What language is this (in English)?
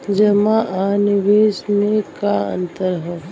Bhojpuri